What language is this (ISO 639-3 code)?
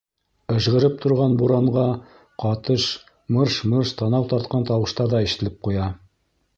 bak